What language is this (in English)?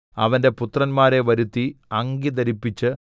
Malayalam